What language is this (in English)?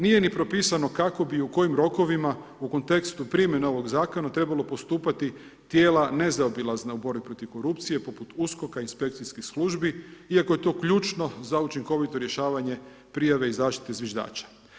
Croatian